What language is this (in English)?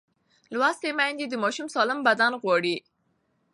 Pashto